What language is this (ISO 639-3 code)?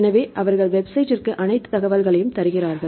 tam